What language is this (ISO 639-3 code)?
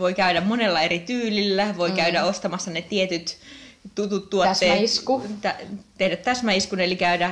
fin